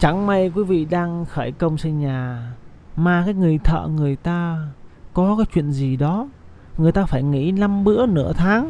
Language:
Vietnamese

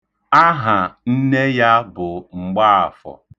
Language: Igbo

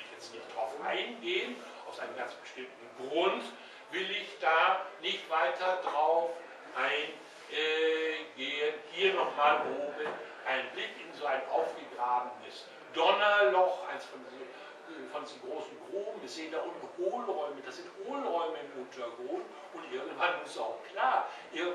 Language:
German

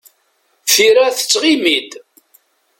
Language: Kabyle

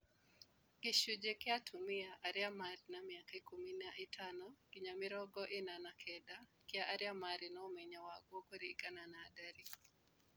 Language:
Kikuyu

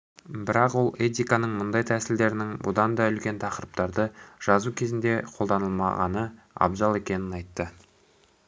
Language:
Kazakh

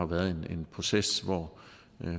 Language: Danish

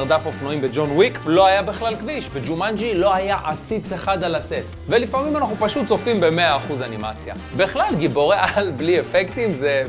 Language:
Hebrew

